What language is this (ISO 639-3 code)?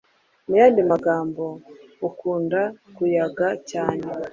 kin